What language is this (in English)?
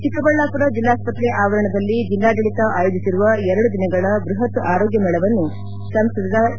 Kannada